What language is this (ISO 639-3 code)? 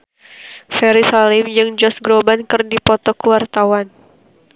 sun